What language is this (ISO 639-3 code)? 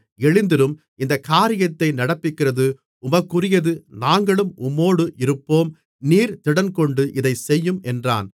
tam